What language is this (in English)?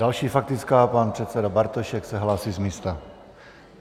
Czech